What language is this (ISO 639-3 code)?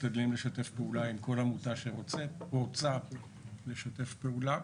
heb